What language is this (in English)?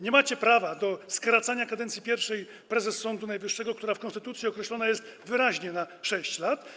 Polish